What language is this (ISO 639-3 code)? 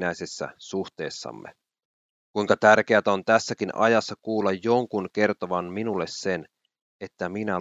fin